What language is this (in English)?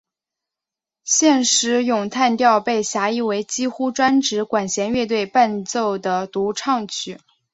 Chinese